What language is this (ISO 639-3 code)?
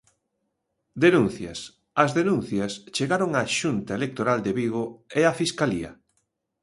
glg